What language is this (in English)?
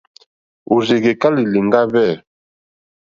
Mokpwe